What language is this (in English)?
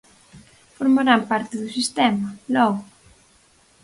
Galician